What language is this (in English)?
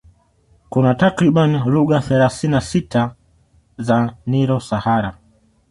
Swahili